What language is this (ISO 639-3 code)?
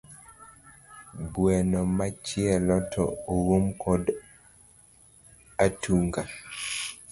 luo